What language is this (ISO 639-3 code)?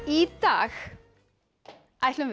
isl